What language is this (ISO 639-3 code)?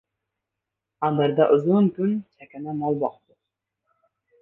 uzb